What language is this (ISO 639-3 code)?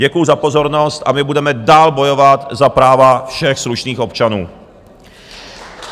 ces